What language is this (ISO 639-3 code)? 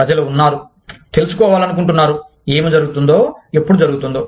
tel